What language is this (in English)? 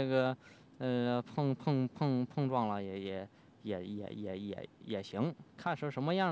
Chinese